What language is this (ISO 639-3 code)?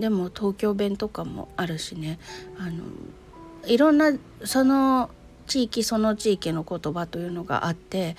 jpn